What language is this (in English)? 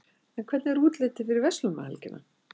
Icelandic